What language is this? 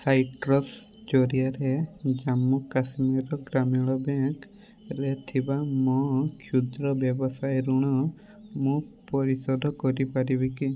Odia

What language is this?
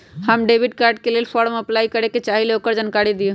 Magahi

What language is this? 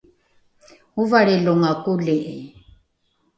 Rukai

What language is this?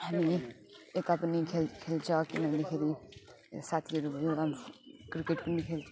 Nepali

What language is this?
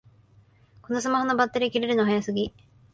Japanese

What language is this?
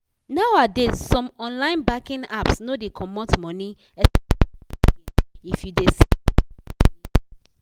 Nigerian Pidgin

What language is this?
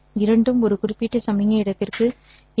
Tamil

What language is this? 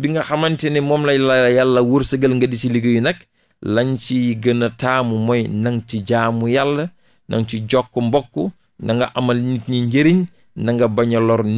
Indonesian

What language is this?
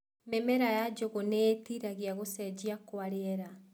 Kikuyu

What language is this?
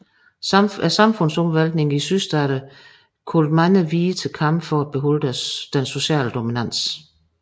Danish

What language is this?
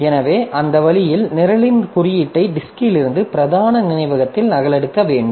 Tamil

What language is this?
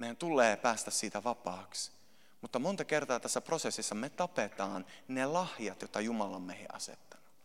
Finnish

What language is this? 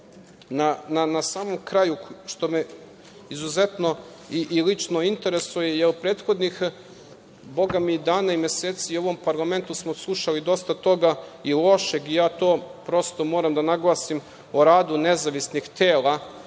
Serbian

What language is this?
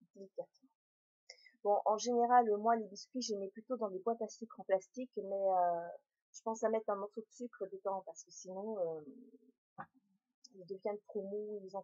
French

